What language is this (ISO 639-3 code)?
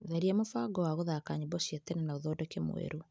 kik